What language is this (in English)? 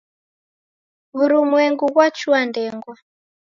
Taita